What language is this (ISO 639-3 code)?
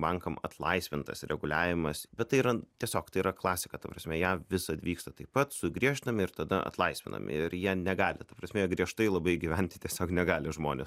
lit